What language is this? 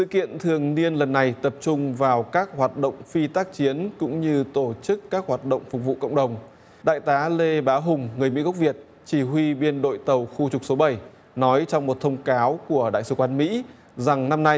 Vietnamese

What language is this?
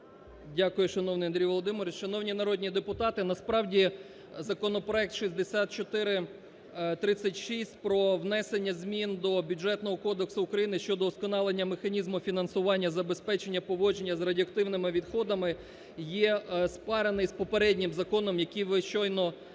Ukrainian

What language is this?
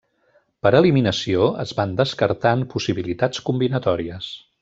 Catalan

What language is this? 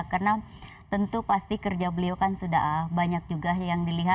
Indonesian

